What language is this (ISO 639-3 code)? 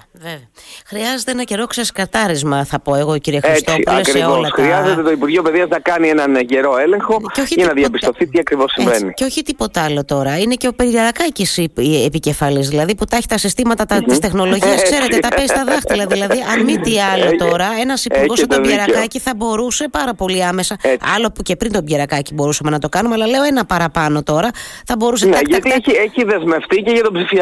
ell